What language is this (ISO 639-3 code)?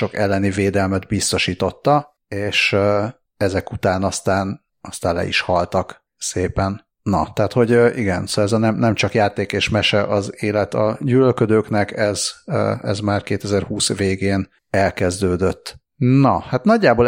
hun